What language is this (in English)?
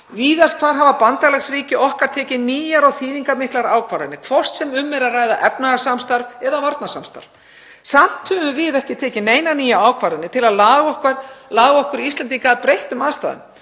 Icelandic